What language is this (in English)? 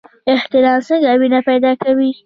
Pashto